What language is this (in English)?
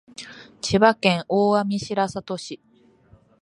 Japanese